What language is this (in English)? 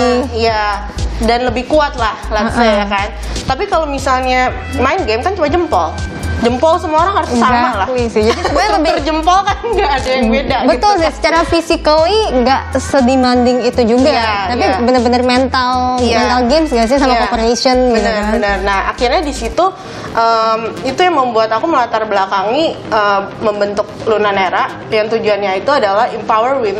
Indonesian